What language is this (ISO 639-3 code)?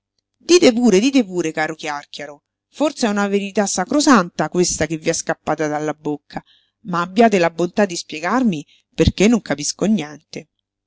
ita